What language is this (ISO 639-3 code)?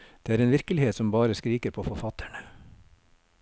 nor